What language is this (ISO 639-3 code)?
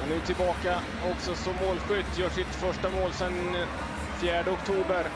swe